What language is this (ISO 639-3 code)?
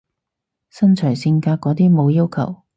yue